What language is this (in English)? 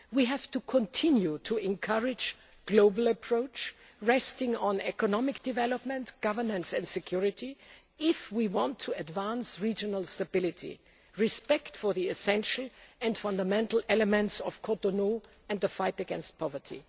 English